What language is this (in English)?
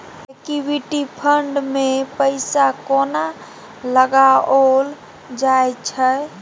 Maithili